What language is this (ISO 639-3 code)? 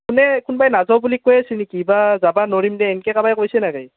asm